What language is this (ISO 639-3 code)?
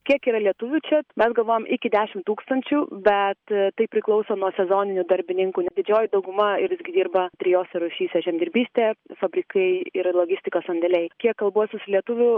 lit